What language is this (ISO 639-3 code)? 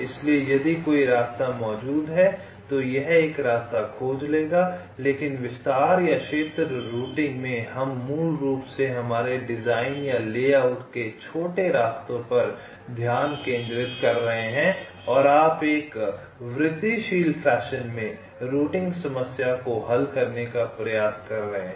hin